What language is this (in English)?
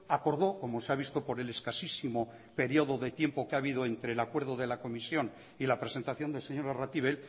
Spanish